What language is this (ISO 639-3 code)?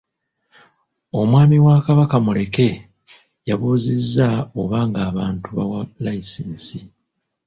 lug